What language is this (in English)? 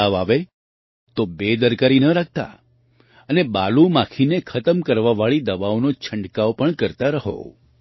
Gujarati